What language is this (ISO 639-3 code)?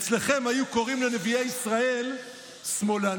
heb